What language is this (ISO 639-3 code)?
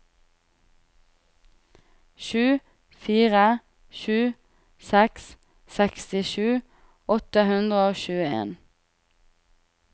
nor